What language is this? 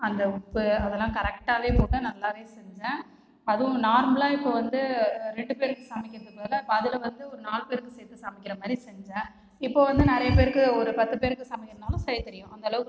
Tamil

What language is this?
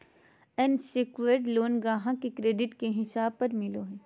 Magahi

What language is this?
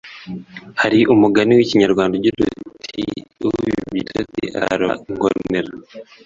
Kinyarwanda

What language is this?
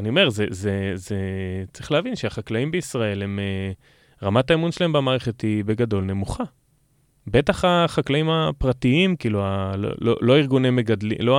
Hebrew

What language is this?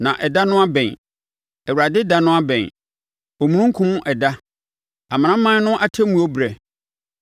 Akan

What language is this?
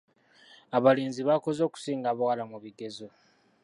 Ganda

